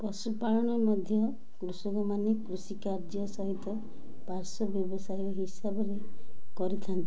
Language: Odia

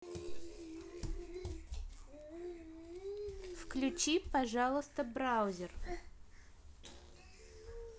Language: Russian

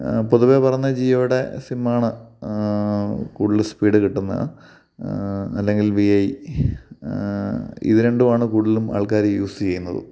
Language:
Malayalam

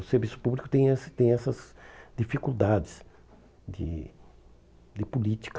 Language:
Portuguese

